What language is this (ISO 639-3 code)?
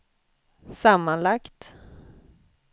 swe